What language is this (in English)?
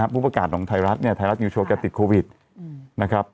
Thai